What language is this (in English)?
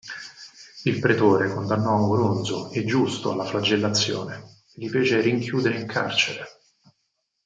Italian